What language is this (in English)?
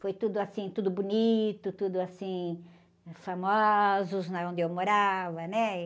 Portuguese